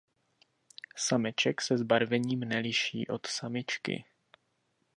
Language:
Czech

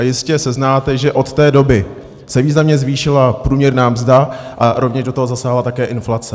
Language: Czech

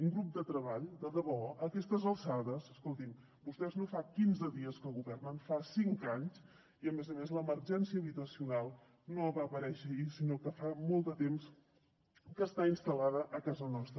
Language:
Catalan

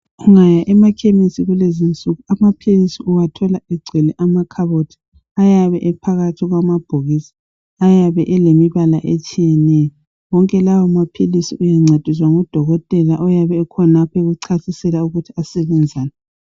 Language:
North Ndebele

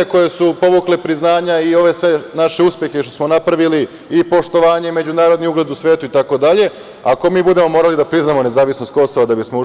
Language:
Serbian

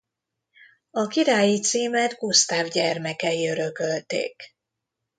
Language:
Hungarian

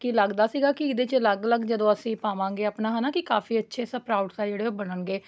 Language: Punjabi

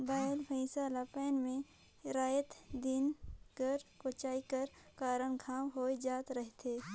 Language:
Chhattisgarhi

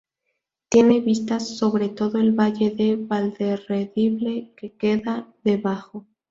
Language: Spanish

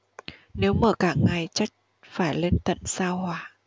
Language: Vietnamese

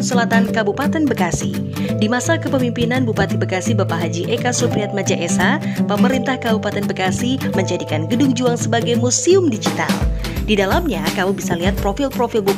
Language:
Indonesian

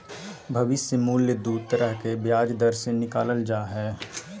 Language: Magahi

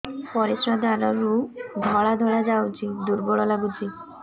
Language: Odia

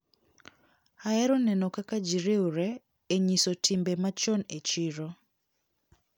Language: Luo (Kenya and Tanzania)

